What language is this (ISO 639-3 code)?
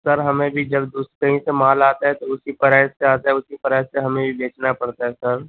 urd